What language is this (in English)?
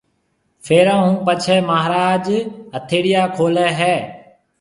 Marwari (Pakistan)